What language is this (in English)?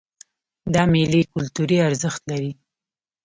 Pashto